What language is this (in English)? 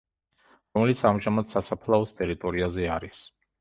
Georgian